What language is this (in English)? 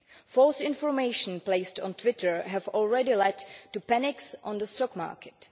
English